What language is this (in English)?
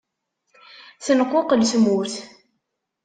Kabyle